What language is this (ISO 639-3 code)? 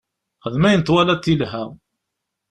kab